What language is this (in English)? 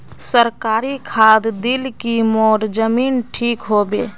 Magahi